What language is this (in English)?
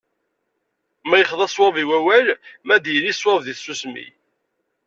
Kabyle